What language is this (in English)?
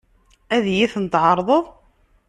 Kabyle